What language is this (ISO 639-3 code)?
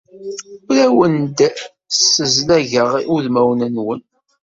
kab